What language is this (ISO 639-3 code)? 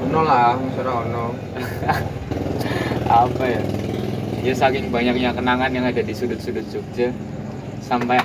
ind